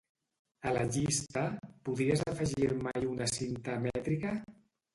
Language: Catalan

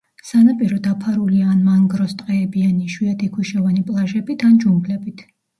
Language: Georgian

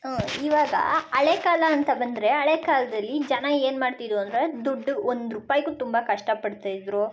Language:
Kannada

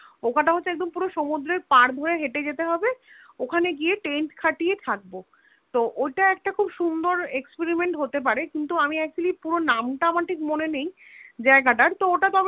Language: Bangla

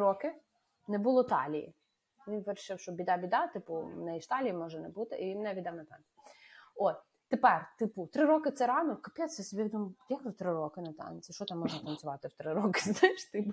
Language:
Ukrainian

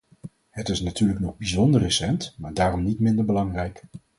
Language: Dutch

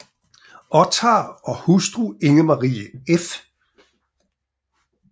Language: Danish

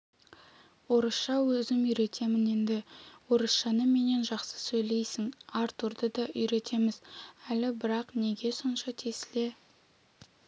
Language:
Kazakh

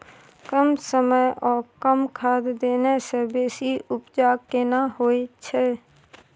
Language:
Maithili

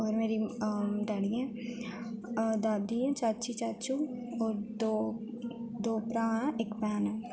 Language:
Dogri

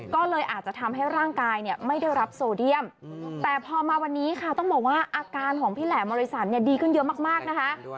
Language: Thai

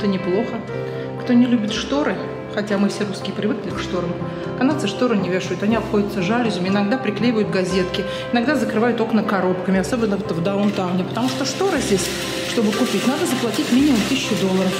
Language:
Russian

